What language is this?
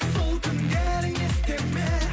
Kazakh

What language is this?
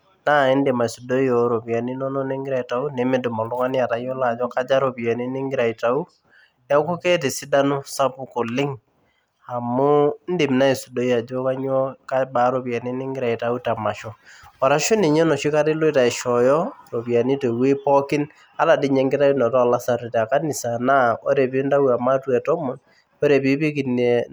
Masai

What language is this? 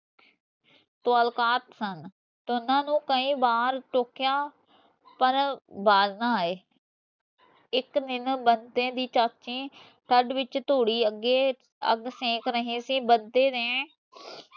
Punjabi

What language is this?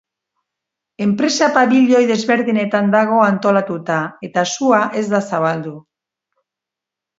Basque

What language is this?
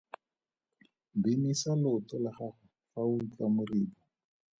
Tswana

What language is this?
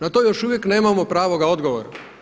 Croatian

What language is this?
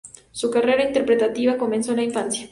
Spanish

